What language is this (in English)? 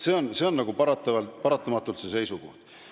Estonian